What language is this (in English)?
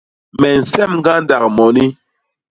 Basaa